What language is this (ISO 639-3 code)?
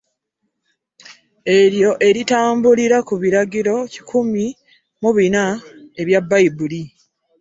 lug